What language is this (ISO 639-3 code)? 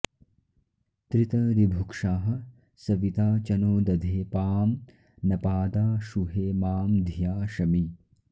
san